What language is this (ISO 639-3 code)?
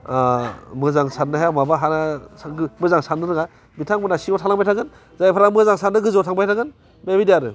brx